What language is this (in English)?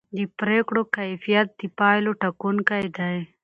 Pashto